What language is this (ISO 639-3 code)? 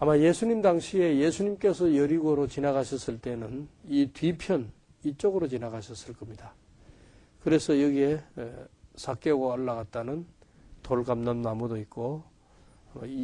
kor